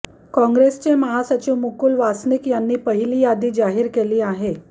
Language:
Marathi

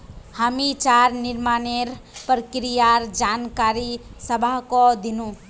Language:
Magahi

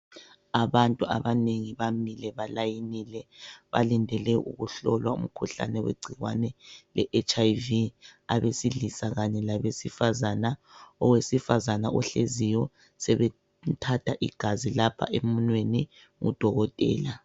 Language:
North Ndebele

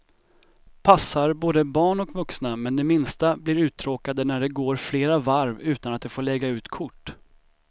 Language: Swedish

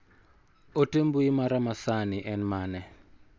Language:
Luo (Kenya and Tanzania)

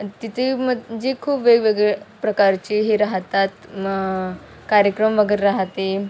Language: Marathi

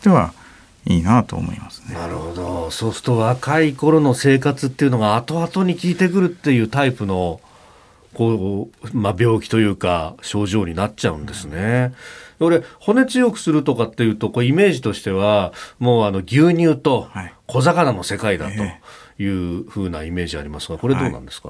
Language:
Japanese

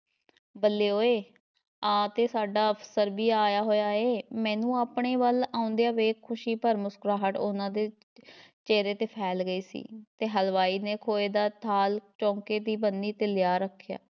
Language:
Punjabi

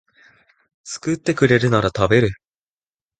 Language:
Japanese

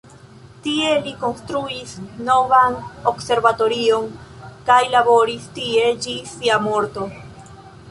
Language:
Esperanto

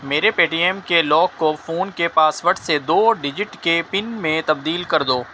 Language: Urdu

